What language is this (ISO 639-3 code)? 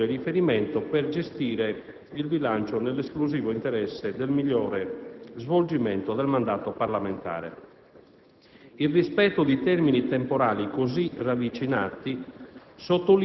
ita